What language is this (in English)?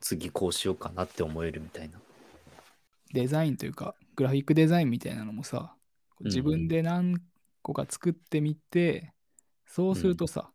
Japanese